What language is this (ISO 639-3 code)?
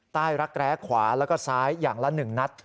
tha